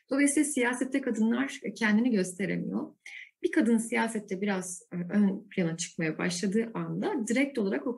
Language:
Turkish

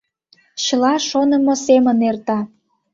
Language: Mari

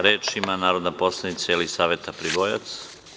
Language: Serbian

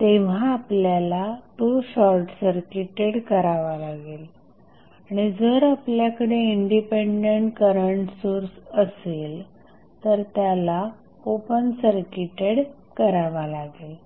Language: Marathi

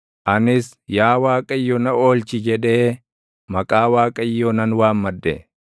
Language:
Oromo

